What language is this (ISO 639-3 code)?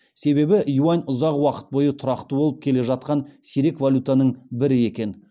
kaz